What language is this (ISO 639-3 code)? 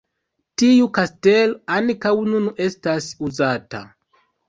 epo